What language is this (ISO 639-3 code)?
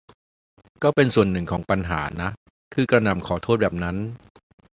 tha